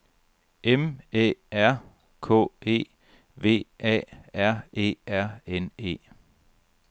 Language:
Danish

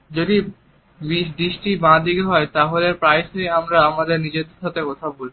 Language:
Bangla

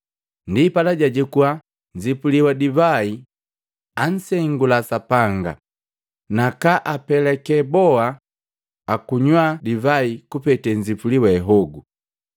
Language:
Matengo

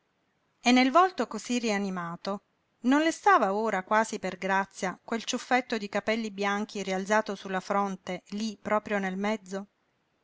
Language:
Italian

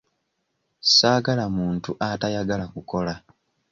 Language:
Ganda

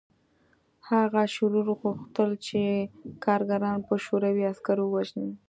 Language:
Pashto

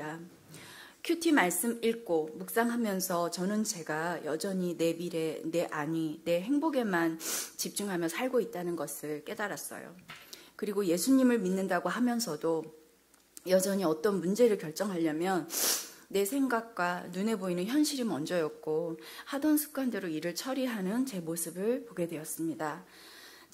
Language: Korean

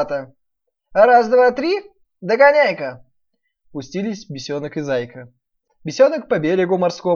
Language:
Russian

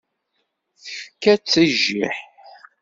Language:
Kabyle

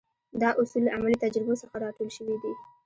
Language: Pashto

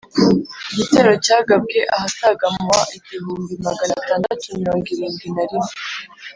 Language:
Kinyarwanda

